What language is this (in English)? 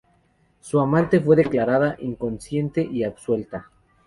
Spanish